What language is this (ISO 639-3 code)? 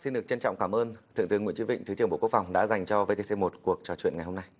vie